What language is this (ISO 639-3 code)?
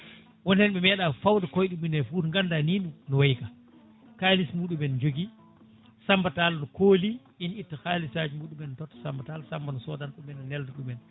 ful